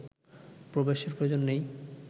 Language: Bangla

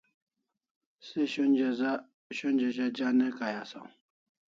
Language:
Kalasha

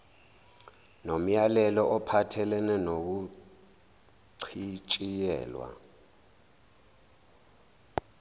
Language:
Zulu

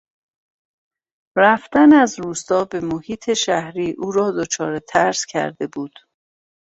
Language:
Persian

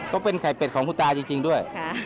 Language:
Thai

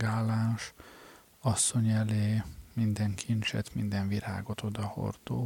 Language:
Hungarian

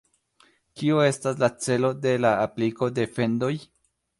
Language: Esperanto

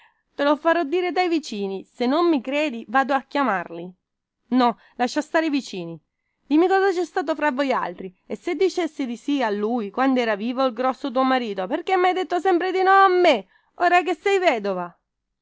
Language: Italian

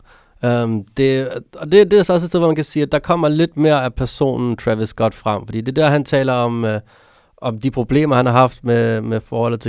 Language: Danish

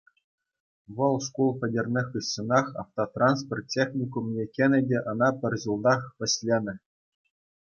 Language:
Chuvash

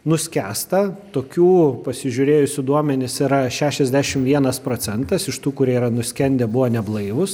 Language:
Lithuanian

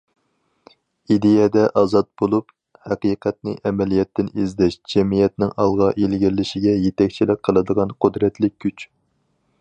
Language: Uyghur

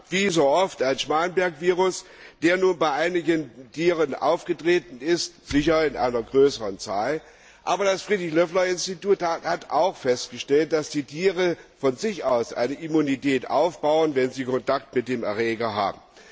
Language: German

